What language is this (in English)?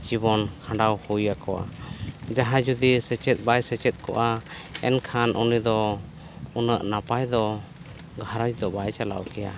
Santali